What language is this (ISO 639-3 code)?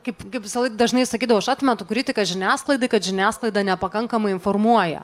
lit